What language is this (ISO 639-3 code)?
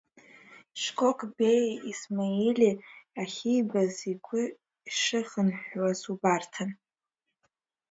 abk